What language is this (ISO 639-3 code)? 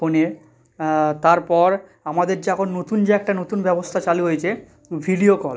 ben